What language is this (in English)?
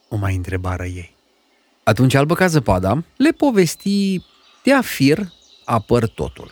Romanian